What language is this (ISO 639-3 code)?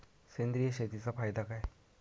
mar